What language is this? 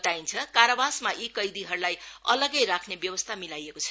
Nepali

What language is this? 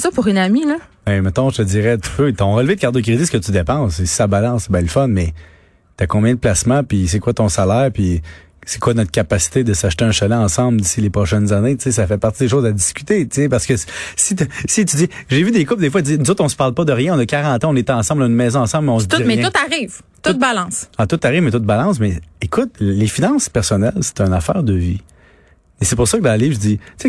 French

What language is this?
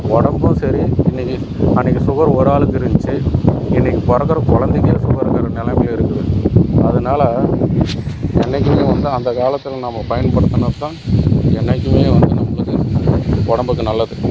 Tamil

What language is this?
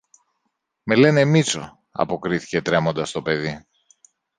Greek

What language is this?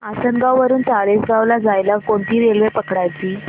Marathi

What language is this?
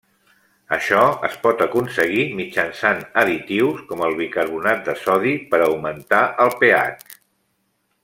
Catalan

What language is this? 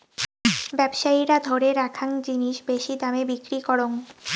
Bangla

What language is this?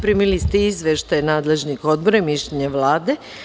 Serbian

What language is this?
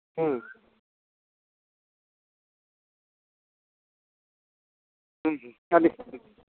Santali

